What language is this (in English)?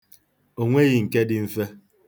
Igbo